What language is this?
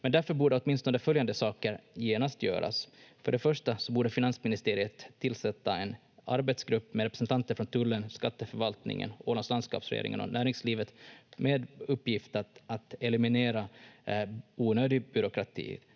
Finnish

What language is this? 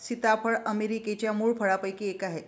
Marathi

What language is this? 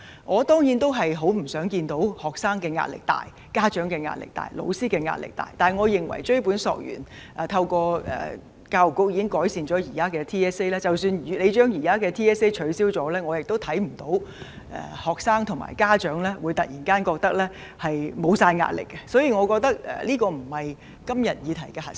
Cantonese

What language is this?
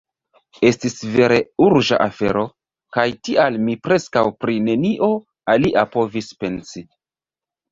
Esperanto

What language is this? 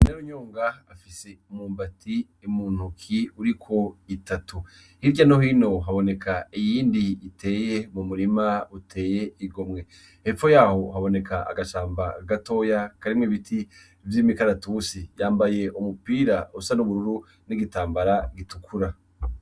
Rundi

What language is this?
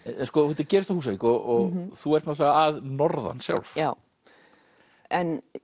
Icelandic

